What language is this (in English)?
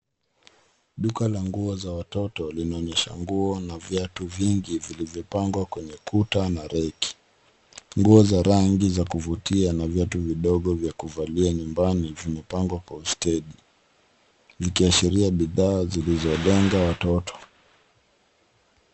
Swahili